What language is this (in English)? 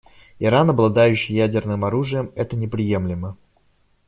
Russian